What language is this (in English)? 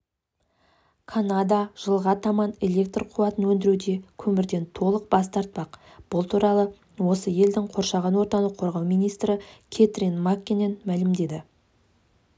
Kazakh